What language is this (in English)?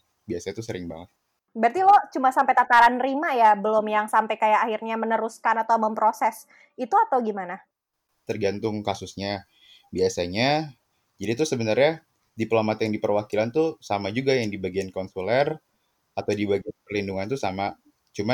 Indonesian